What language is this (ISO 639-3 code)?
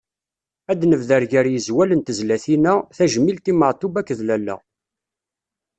kab